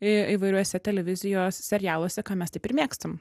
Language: Lithuanian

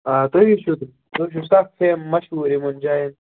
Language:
Kashmiri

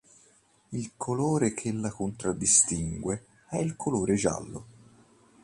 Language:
Italian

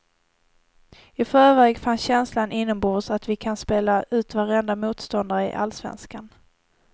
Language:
Swedish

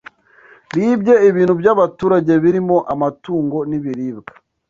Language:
Kinyarwanda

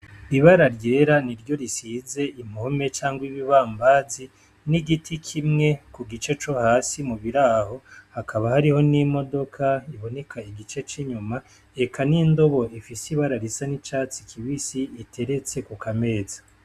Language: Rundi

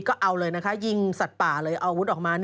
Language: Thai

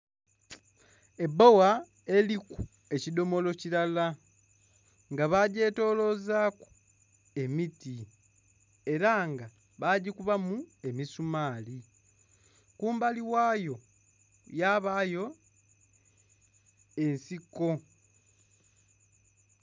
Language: Soga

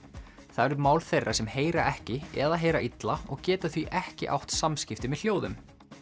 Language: Icelandic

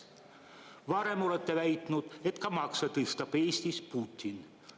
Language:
Estonian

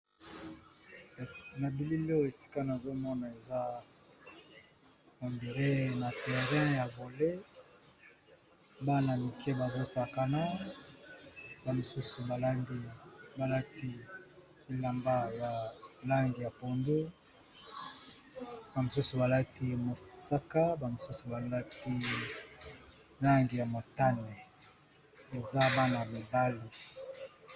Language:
Lingala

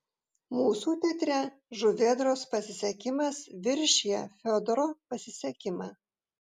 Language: Lithuanian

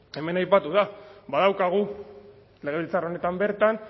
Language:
Basque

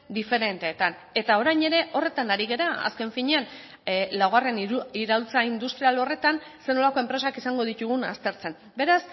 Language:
Basque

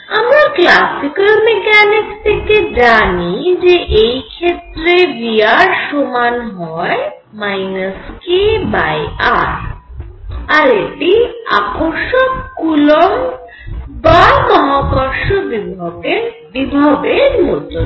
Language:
Bangla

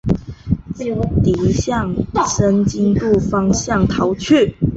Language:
Chinese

